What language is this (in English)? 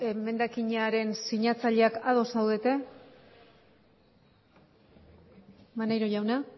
Basque